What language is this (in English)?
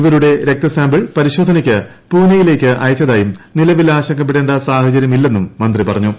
Malayalam